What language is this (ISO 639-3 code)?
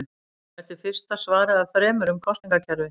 isl